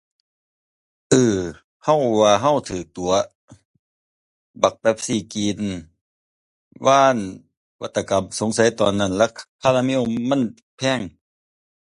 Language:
Thai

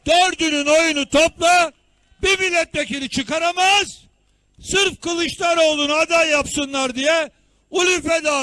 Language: Turkish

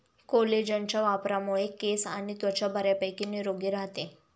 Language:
Marathi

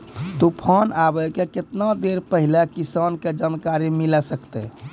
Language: Maithili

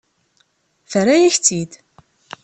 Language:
Kabyle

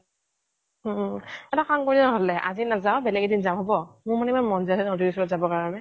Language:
Assamese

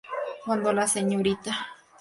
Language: Spanish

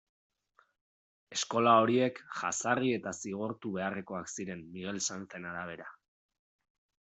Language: Basque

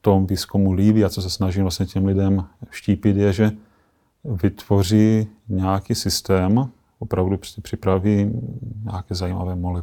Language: Czech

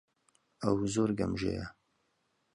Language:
Central Kurdish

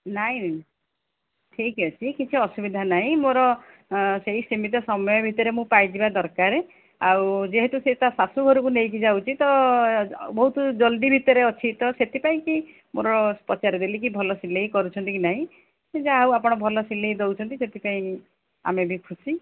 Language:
Odia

